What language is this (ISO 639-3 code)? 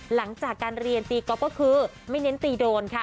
tha